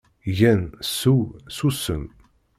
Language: Kabyle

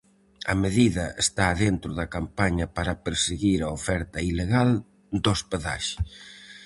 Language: Galician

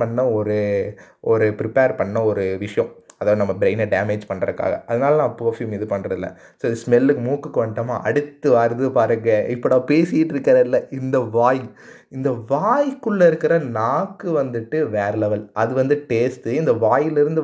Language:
Tamil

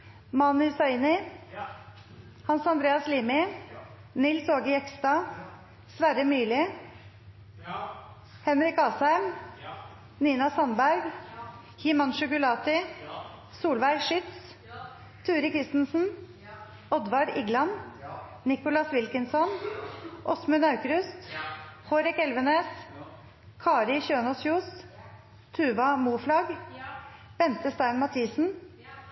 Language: Norwegian Nynorsk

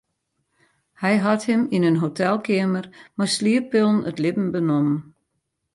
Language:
Western Frisian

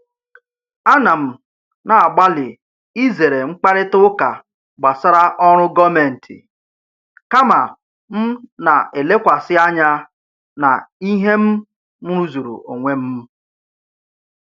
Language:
Igbo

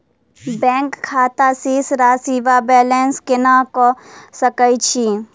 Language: Maithili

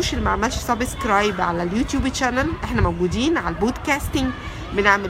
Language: Arabic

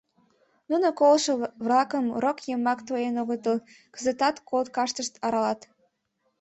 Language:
Mari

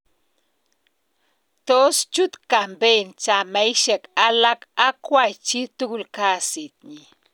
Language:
Kalenjin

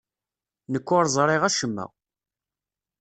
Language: Kabyle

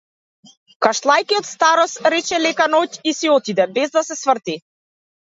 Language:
Macedonian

